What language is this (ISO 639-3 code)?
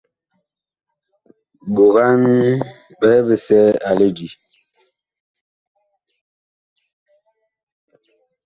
bkh